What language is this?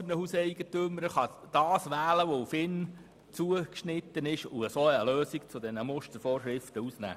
Swiss German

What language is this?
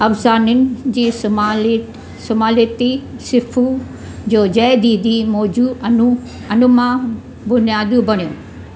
Sindhi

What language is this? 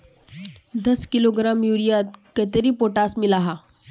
Magahi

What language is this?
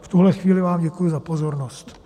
Czech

